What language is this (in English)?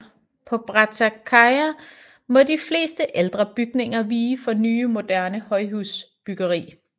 Danish